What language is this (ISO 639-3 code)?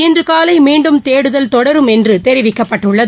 tam